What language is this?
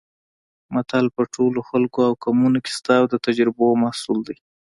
Pashto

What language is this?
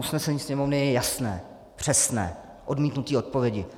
Czech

